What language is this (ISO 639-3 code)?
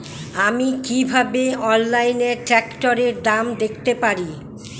ben